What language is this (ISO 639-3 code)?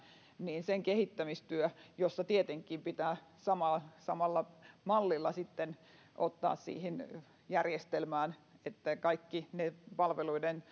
fin